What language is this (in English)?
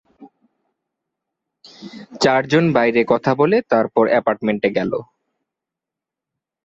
Bangla